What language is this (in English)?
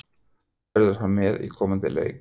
Icelandic